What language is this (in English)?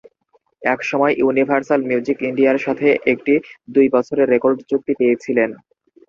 Bangla